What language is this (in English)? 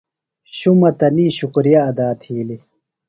Phalura